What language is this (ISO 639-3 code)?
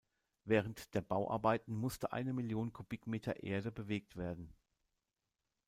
deu